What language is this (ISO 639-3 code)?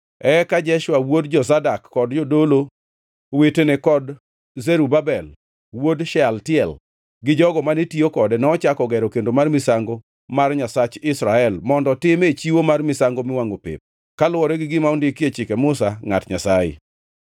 luo